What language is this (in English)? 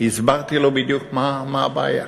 Hebrew